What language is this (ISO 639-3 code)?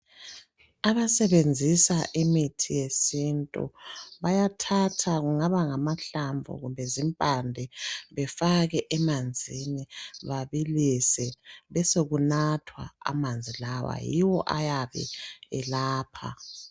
nde